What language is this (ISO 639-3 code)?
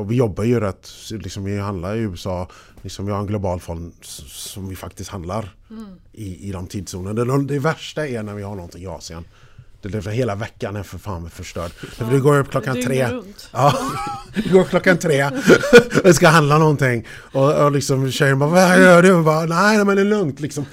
swe